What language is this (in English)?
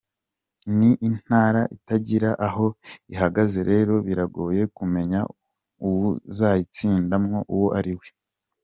Kinyarwanda